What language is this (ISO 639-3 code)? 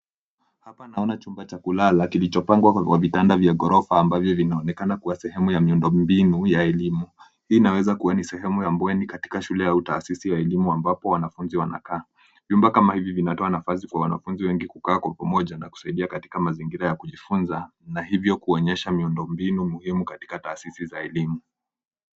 swa